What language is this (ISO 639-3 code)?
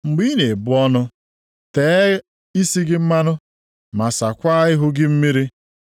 ibo